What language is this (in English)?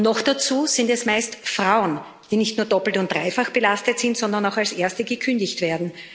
German